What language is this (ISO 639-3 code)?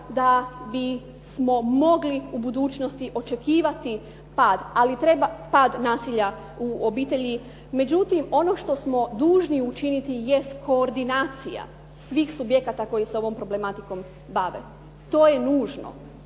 hrv